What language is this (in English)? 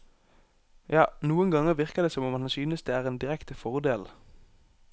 Norwegian